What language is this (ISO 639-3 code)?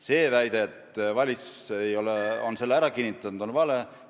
est